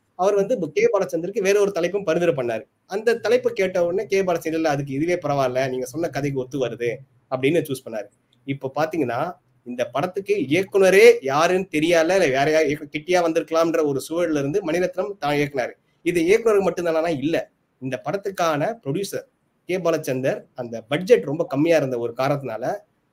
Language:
Tamil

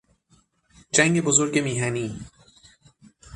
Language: Persian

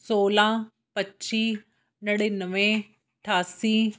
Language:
Punjabi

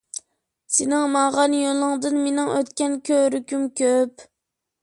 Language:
Uyghur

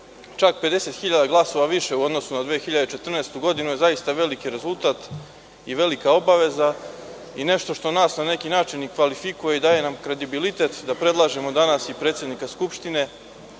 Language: Serbian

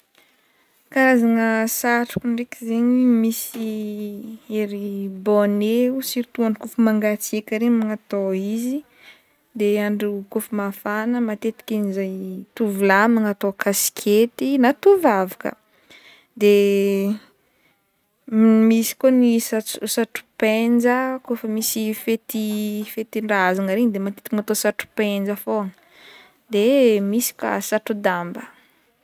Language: Northern Betsimisaraka Malagasy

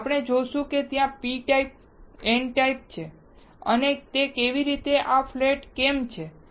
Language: Gujarati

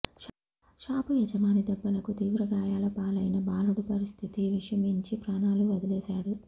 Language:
Telugu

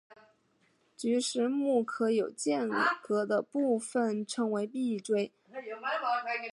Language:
Chinese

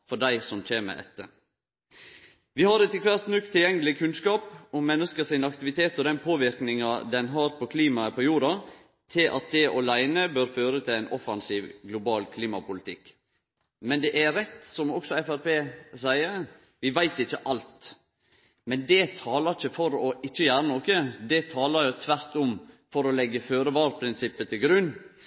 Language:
Norwegian Nynorsk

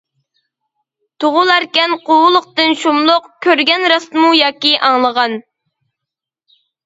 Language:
Uyghur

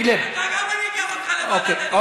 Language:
Hebrew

